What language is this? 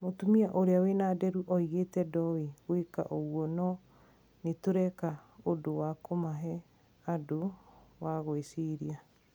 Kikuyu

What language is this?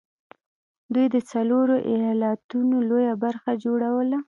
Pashto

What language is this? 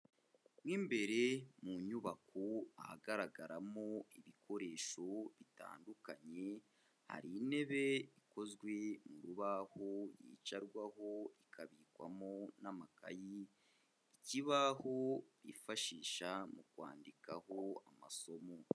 Kinyarwanda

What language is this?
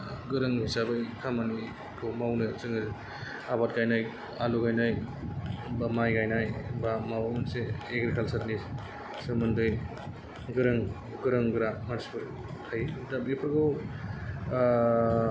Bodo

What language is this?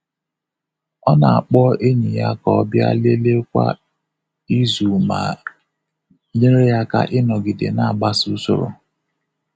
Igbo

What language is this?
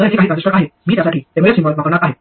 Marathi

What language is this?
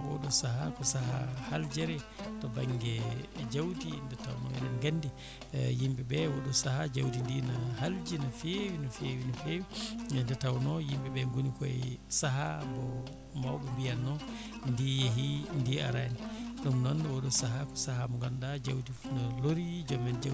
Fula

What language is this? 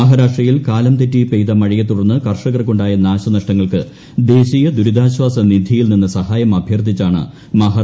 Malayalam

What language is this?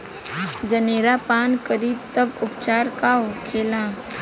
Bhojpuri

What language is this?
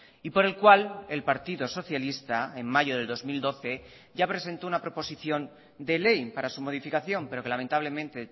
Spanish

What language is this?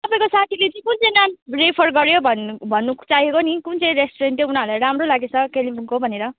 Nepali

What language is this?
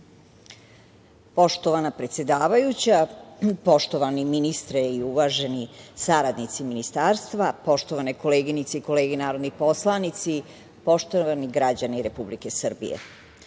Serbian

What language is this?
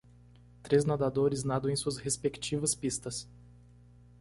Portuguese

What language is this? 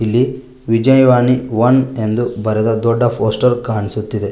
Kannada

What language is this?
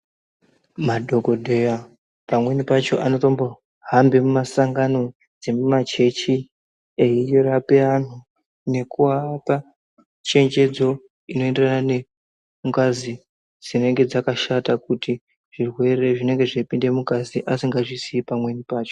Ndau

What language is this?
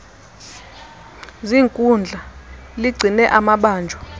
Xhosa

